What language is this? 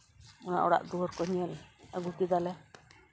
Santali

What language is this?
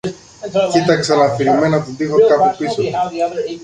Greek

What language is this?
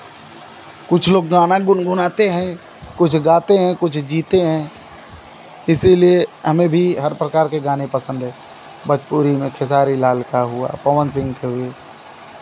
Hindi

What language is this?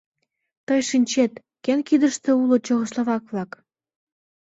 Mari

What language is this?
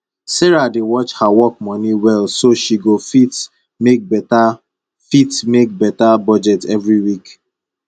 Nigerian Pidgin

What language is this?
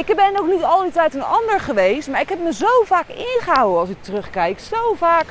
Dutch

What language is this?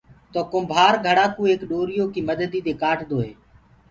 Gurgula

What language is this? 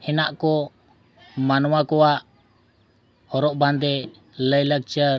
Santali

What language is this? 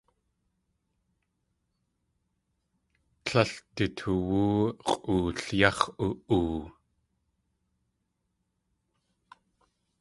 Tlingit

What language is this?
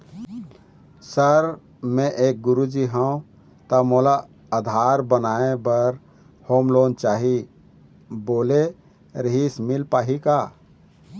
Chhattisgarhi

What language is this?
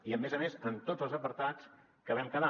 Catalan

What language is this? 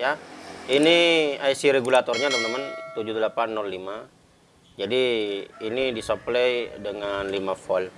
Indonesian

